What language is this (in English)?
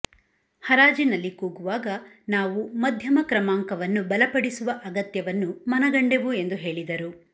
Kannada